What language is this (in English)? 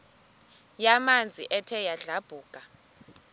Xhosa